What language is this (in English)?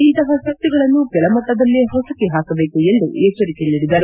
Kannada